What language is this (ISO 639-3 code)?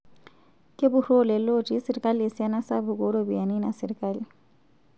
mas